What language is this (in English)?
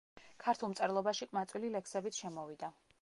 Georgian